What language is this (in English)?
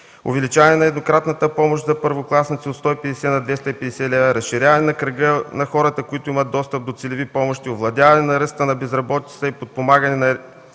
Bulgarian